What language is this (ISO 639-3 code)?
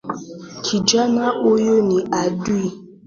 swa